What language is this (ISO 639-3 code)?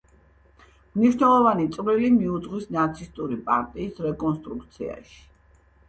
kat